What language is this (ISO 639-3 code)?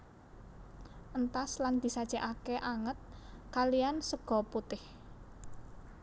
jav